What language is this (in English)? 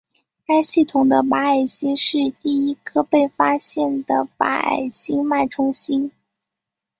Chinese